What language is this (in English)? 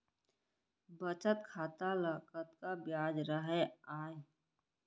Chhattisgarhi